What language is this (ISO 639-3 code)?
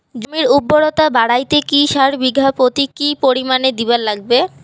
ben